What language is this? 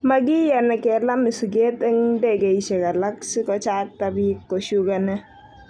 Kalenjin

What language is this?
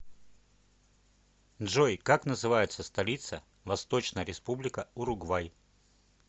Russian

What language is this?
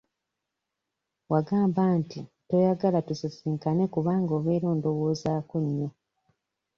Ganda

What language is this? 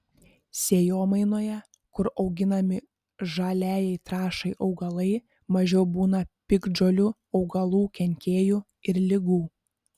Lithuanian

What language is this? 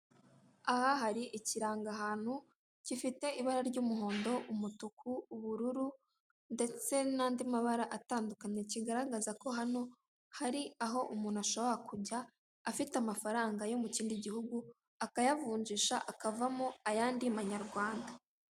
Kinyarwanda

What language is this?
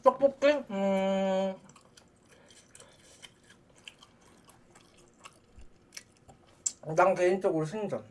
Korean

